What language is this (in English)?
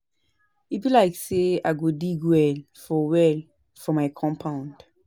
Nigerian Pidgin